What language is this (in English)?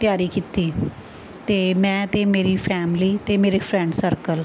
Punjabi